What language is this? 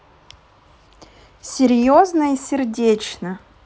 Russian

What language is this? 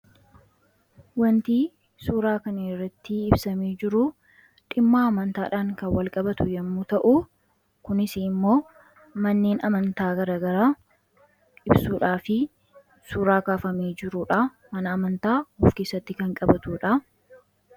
Oromo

